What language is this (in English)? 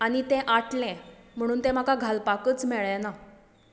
Konkani